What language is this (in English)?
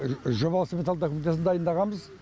Kazakh